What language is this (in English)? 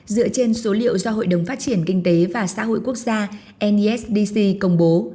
Vietnamese